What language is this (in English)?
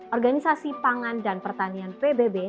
Indonesian